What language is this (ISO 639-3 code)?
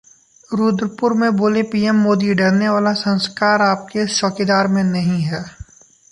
hin